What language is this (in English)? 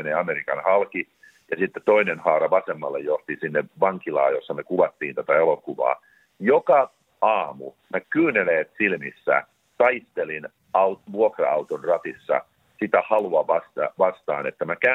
Finnish